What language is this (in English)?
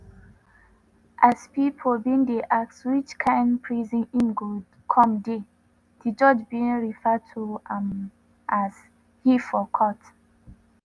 Nigerian Pidgin